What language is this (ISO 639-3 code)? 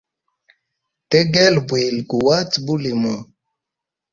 hem